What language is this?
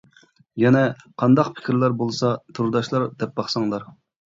Uyghur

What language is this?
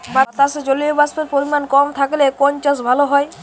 Bangla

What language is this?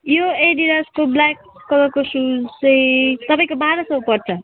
Nepali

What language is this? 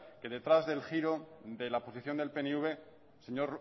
Spanish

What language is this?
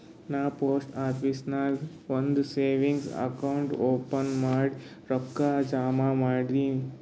Kannada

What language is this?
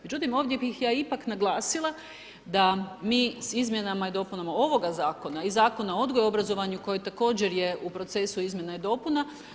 Croatian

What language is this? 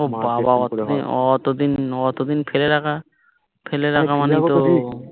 Bangla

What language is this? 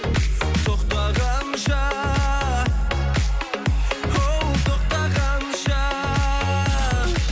Kazakh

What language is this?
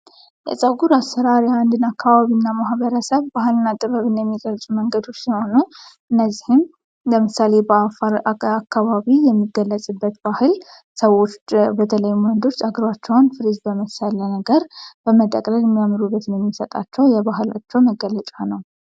Amharic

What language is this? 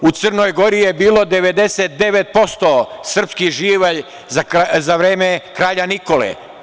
Serbian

